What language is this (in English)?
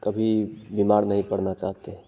Hindi